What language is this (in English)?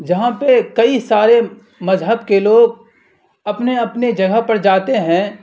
Urdu